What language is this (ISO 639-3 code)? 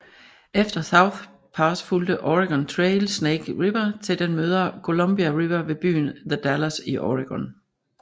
dan